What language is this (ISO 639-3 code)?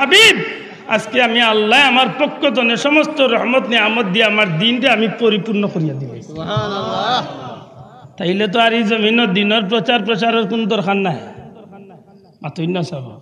ben